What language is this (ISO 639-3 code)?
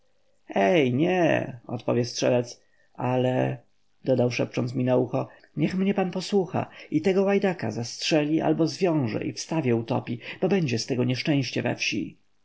pol